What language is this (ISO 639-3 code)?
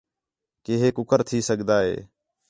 xhe